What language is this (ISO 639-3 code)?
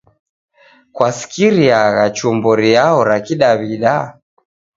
dav